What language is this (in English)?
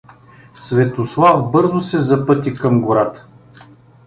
Bulgarian